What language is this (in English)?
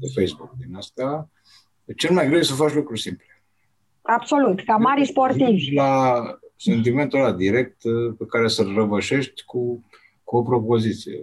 Romanian